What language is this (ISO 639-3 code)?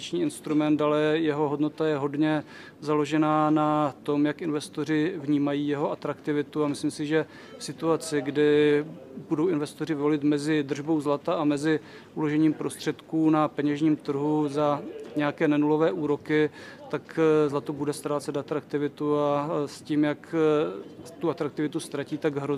ces